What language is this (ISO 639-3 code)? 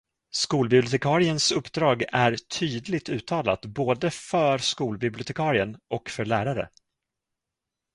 swe